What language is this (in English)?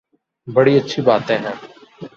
Urdu